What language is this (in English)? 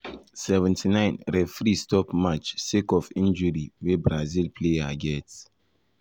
Nigerian Pidgin